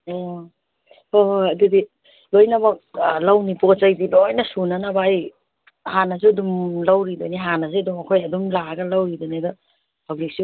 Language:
Manipuri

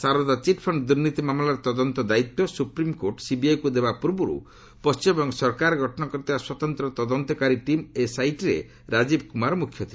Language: Odia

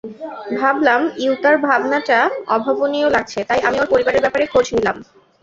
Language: Bangla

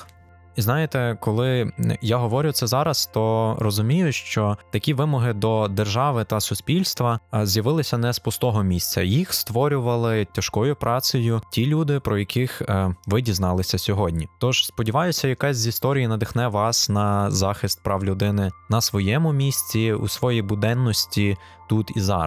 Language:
Ukrainian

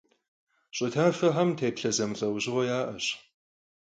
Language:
Kabardian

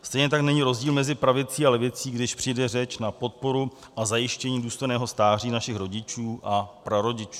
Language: Czech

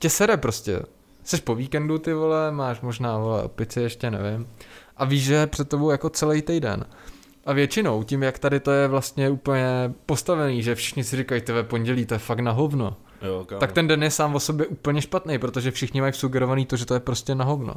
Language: Czech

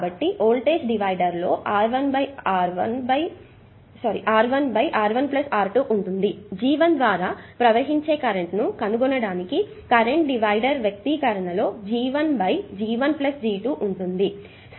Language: Telugu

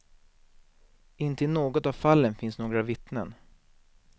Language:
Swedish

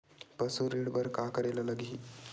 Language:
Chhattisgarhi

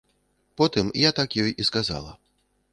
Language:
Belarusian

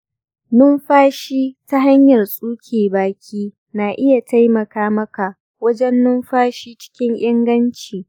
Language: Hausa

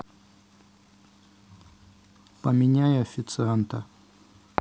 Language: Russian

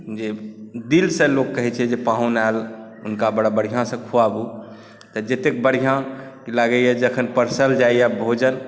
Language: Maithili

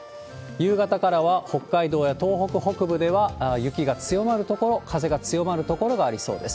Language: Japanese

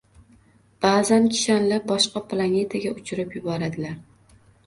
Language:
Uzbek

